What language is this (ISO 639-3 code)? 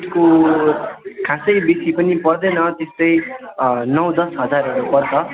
nep